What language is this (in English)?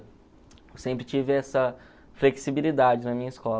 Portuguese